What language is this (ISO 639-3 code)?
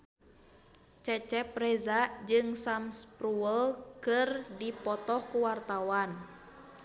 sun